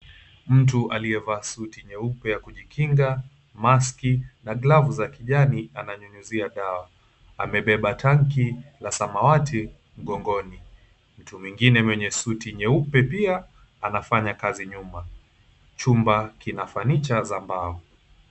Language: Swahili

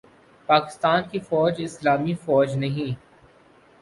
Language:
Urdu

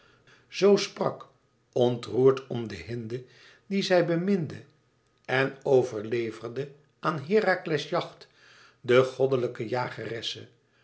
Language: Dutch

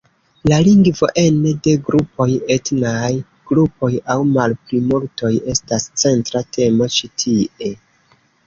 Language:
Esperanto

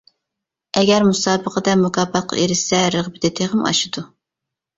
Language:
Uyghur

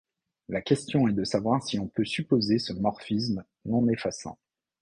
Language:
French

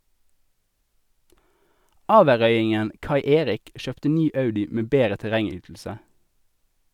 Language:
Norwegian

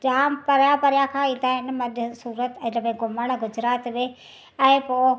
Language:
Sindhi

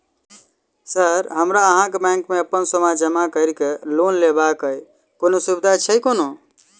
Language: Maithili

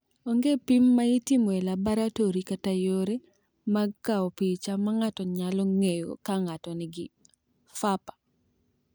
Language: Luo (Kenya and Tanzania)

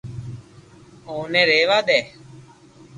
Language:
Loarki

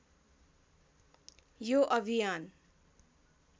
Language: Nepali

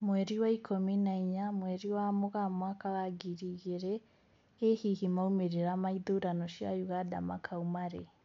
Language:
Kikuyu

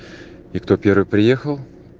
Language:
Russian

